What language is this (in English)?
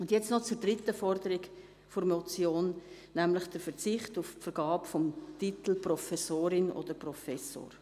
Swiss German